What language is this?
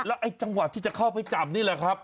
Thai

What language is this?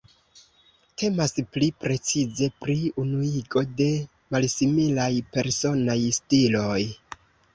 Esperanto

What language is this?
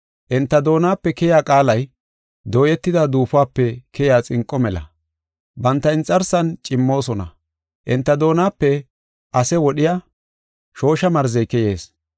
Gofa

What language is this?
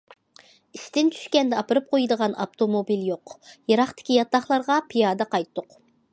Uyghur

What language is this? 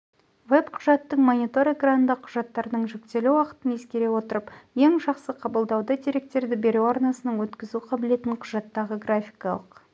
Kazakh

